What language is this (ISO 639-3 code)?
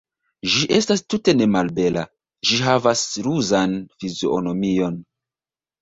epo